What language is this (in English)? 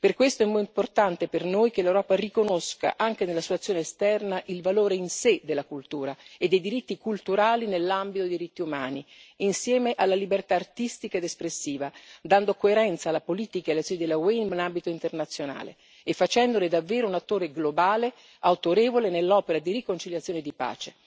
Italian